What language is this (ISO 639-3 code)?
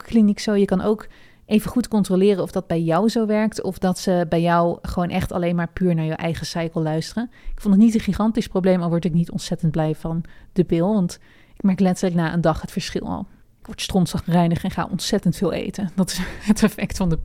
nld